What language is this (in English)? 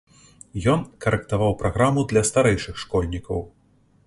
Belarusian